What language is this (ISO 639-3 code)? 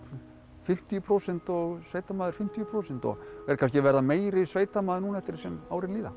isl